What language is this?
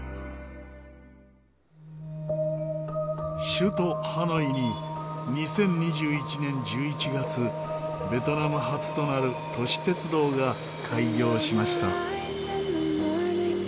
Japanese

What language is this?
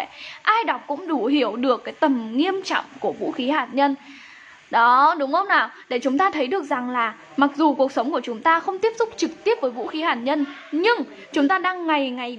Vietnamese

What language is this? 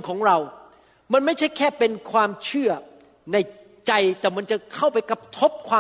Thai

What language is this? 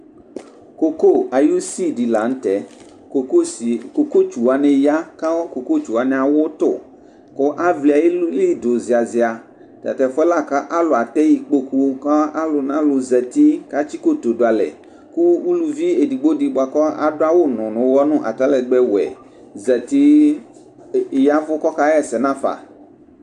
Ikposo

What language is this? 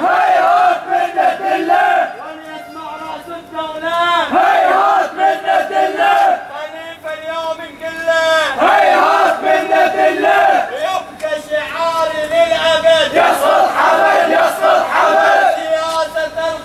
Arabic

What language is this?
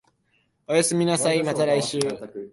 Japanese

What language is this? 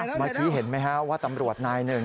Thai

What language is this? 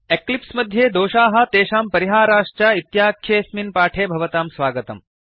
Sanskrit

